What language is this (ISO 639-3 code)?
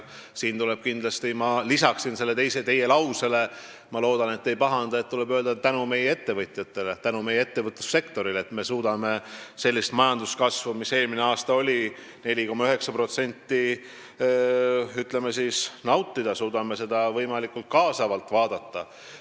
est